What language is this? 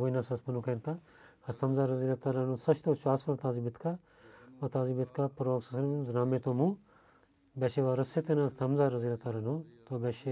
Bulgarian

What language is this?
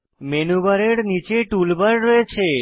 Bangla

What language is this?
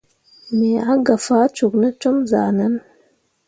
Mundang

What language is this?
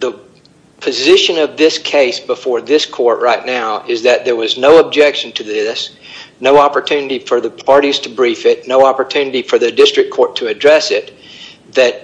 English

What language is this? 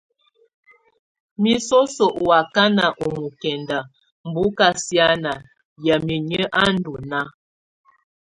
Tunen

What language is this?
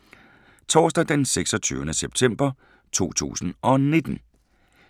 Danish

